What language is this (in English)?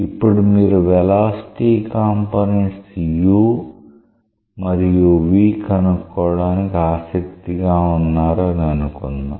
Telugu